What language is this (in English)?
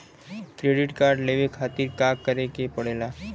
Bhojpuri